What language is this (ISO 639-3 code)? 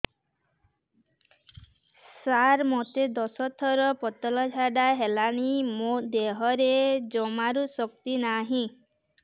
ori